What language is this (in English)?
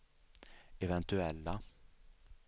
Swedish